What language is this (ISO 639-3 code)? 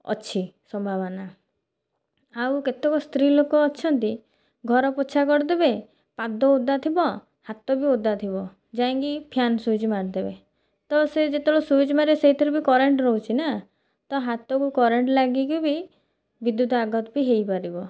ori